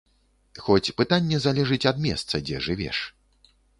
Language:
Belarusian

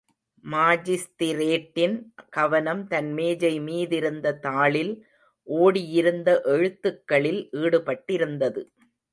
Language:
Tamil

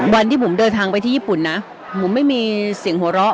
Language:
Thai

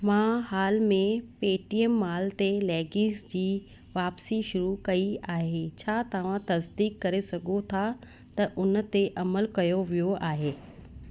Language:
Sindhi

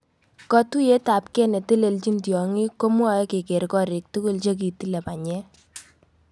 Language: Kalenjin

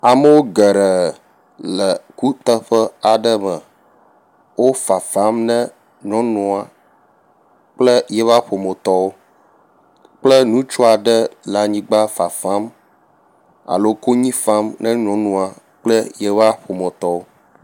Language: Ewe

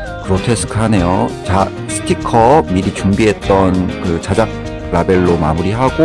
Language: Korean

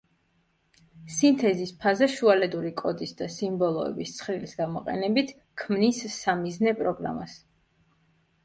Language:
Georgian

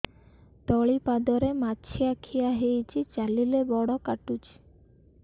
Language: Odia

